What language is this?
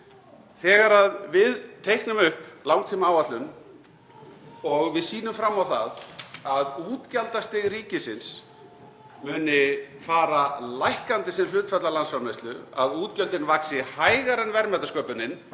Icelandic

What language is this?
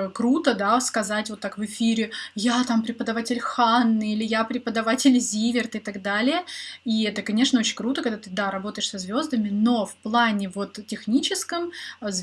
Russian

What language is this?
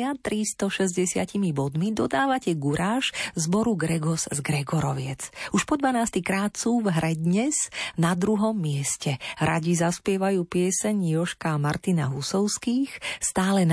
Slovak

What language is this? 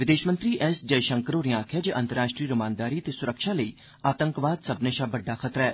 Dogri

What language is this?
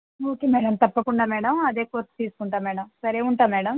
Telugu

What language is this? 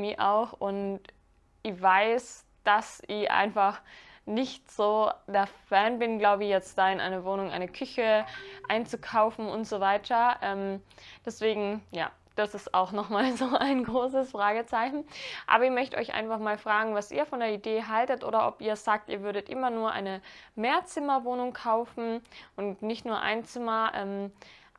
German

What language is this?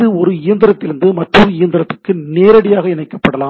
Tamil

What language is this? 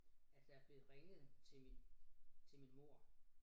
Danish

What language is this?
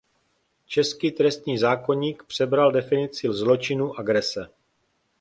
Czech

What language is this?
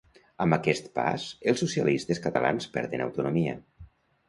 Catalan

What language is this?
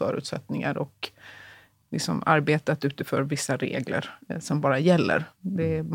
Swedish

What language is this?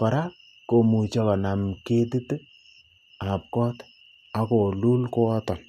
Kalenjin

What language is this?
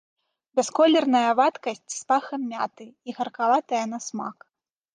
Belarusian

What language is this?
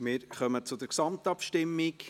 Swiss German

